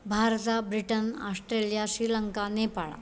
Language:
Sanskrit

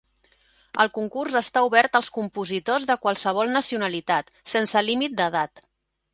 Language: Catalan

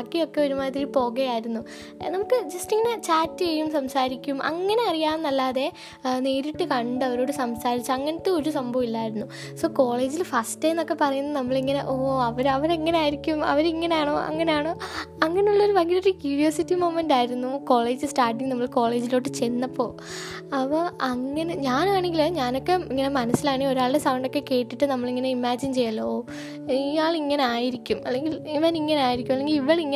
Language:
Malayalam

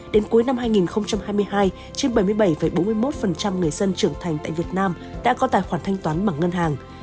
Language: Vietnamese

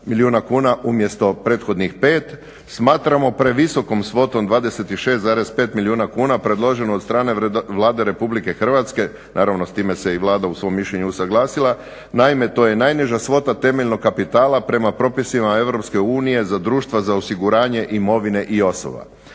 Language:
Croatian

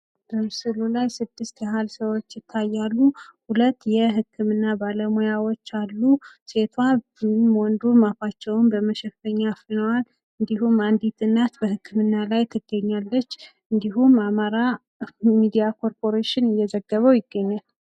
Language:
Amharic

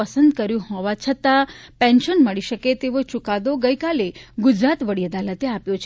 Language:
Gujarati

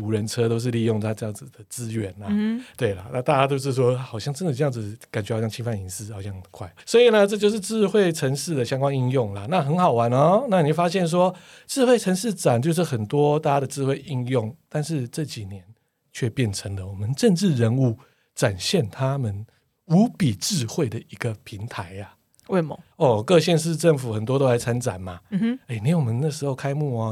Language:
Chinese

